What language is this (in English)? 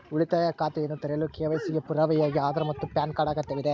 Kannada